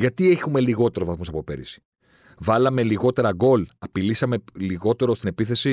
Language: Greek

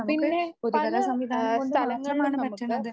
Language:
Malayalam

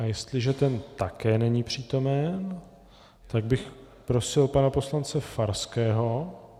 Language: Czech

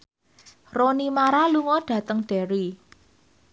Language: Javanese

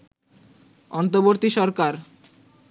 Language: Bangla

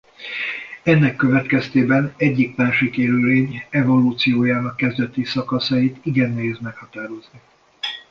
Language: Hungarian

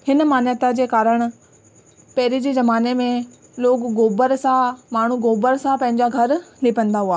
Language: Sindhi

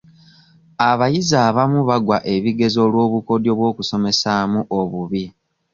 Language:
Ganda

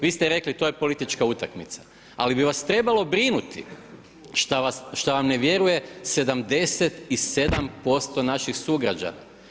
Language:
Croatian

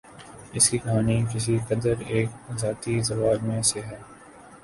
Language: Urdu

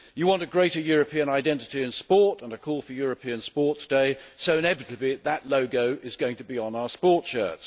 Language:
English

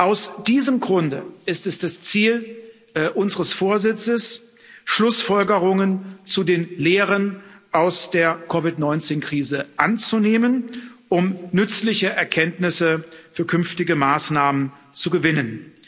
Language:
German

